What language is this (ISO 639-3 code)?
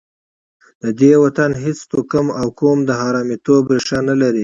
pus